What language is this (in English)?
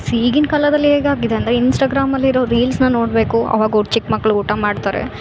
Kannada